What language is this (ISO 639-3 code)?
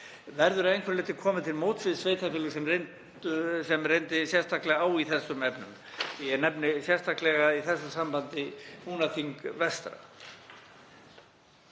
isl